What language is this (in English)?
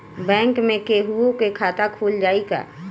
Bhojpuri